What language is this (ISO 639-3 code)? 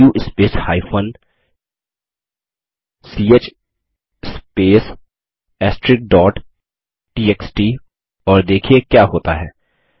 hin